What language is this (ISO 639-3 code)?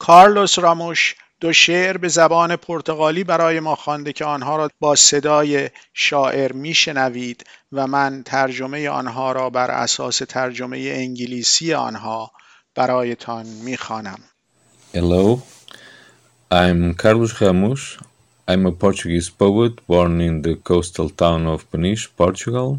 fas